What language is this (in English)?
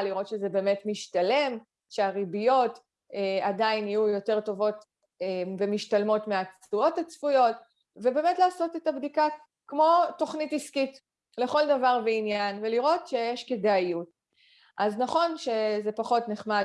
Hebrew